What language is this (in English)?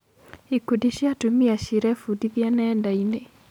Kikuyu